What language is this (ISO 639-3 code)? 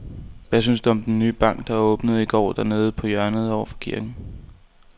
dan